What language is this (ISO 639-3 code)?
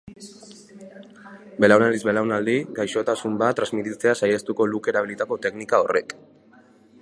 eus